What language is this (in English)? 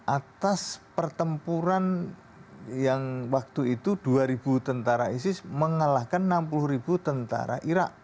Indonesian